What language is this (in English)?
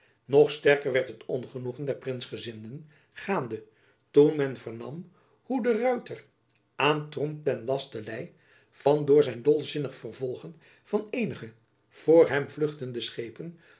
Dutch